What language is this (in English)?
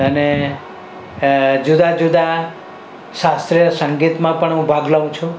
Gujarati